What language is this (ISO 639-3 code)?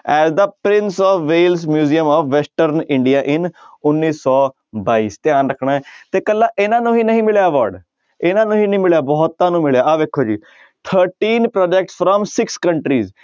pan